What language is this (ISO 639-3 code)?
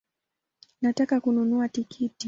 swa